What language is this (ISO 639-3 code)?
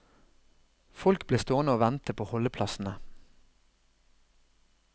nor